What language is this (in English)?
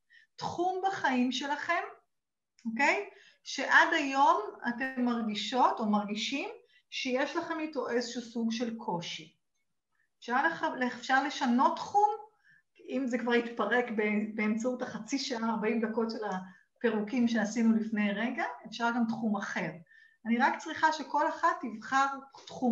Hebrew